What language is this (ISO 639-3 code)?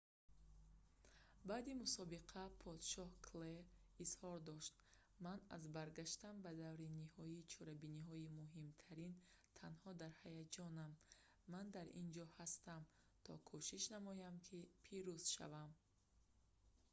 tgk